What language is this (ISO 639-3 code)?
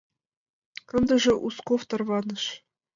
chm